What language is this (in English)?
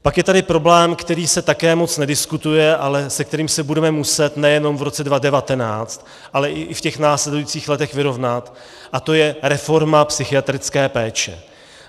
Czech